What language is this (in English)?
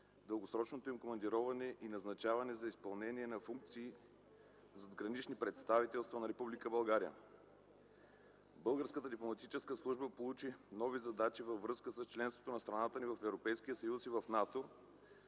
Bulgarian